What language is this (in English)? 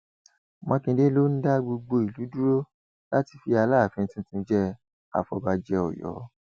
Yoruba